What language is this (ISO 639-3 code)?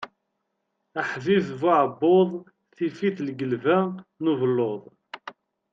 kab